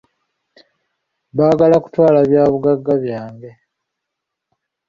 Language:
Ganda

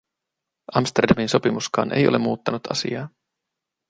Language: Finnish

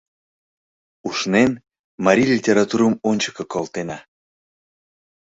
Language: Mari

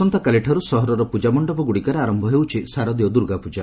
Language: Odia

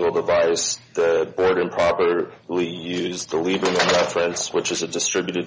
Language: English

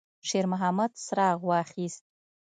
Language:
Pashto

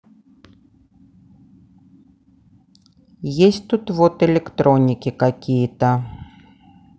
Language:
Russian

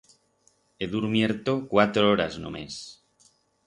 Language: Aragonese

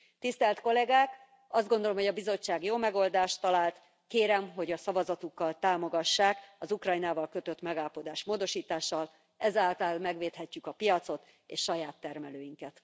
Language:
Hungarian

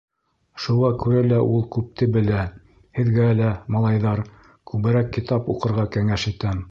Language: Bashkir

